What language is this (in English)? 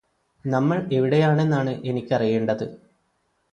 Malayalam